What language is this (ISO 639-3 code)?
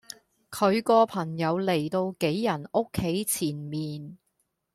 yue